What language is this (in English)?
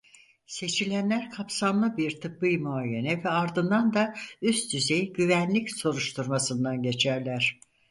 Turkish